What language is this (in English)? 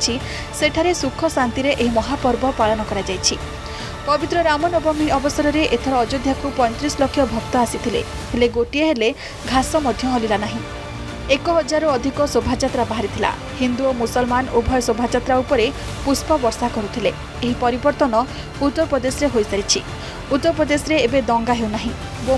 Romanian